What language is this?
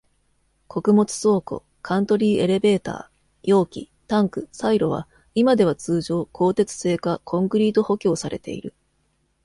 Japanese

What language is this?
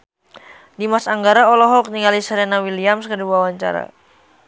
Sundanese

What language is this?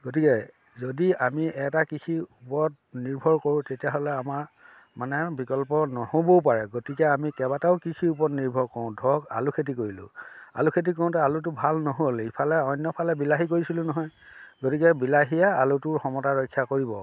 Assamese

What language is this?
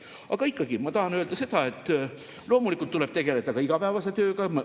Estonian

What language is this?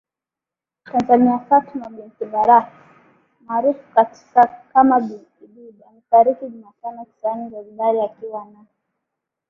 Swahili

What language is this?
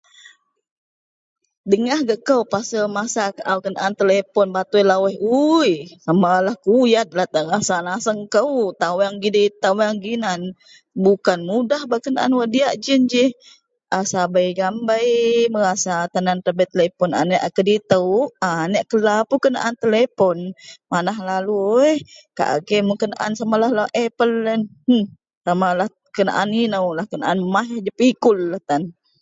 Central Melanau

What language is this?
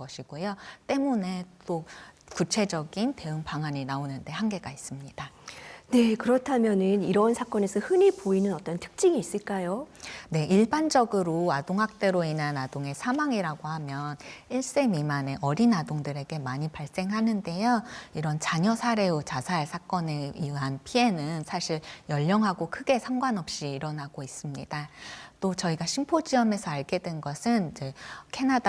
Korean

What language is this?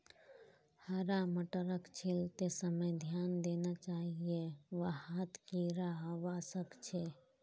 Magahi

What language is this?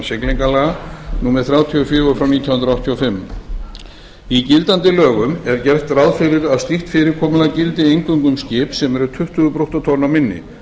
Icelandic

